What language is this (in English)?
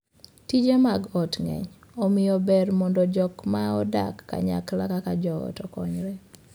Luo (Kenya and Tanzania)